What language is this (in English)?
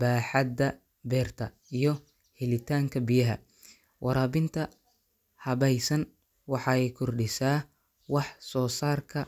Somali